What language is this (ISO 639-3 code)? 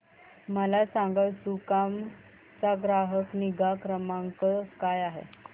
mar